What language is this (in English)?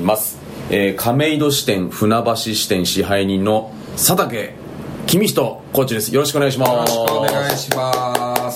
Japanese